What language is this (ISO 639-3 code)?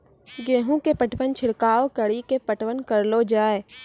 mai